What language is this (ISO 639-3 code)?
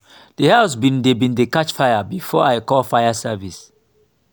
pcm